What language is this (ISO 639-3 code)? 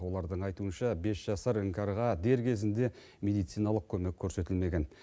kaz